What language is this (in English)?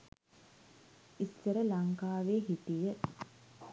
Sinhala